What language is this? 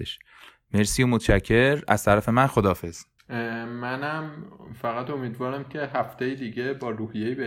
Persian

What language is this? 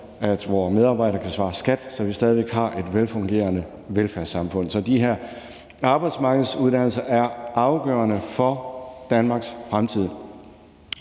Danish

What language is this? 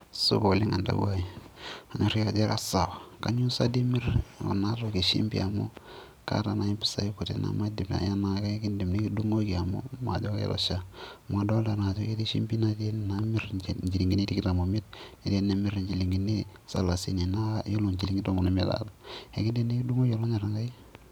Masai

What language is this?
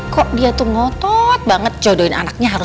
Indonesian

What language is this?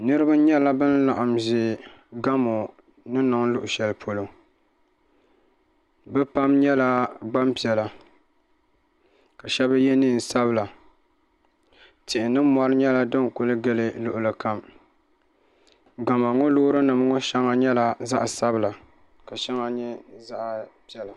Dagbani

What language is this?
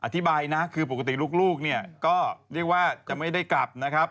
Thai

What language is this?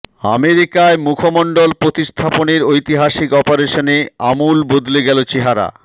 Bangla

